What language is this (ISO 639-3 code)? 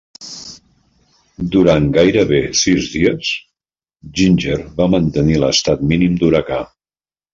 cat